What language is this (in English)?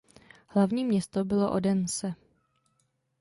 Czech